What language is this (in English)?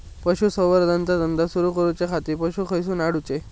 Marathi